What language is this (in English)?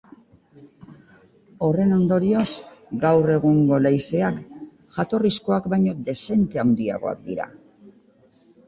Basque